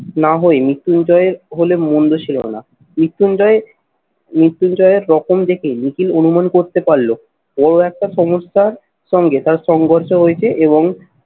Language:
Bangla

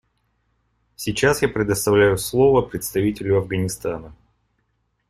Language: Russian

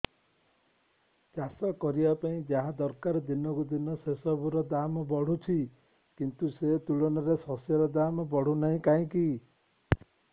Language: Odia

